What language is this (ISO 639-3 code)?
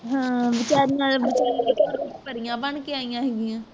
pan